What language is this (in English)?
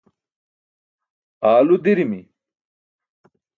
Burushaski